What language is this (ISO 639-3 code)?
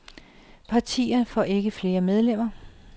dan